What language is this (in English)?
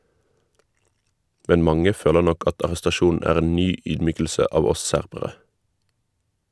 Norwegian